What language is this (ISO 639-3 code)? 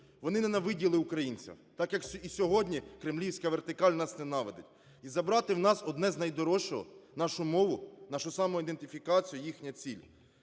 ukr